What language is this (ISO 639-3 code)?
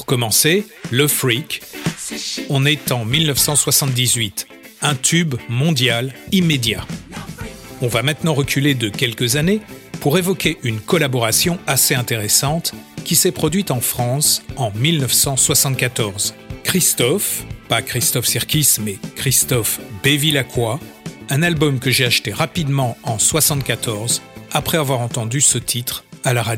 fra